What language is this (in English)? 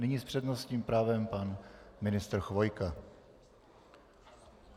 Czech